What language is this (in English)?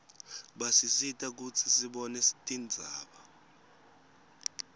Swati